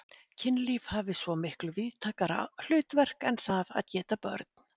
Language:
Icelandic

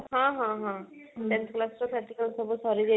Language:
Odia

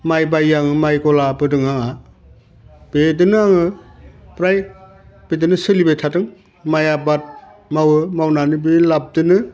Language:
Bodo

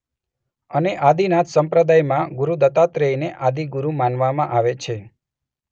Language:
Gujarati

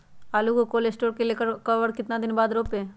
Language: Magahi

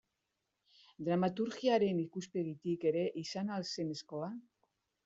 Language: Basque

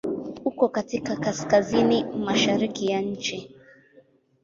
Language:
Swahili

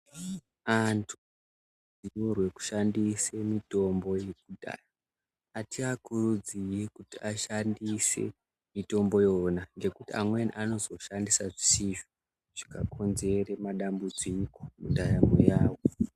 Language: Ndau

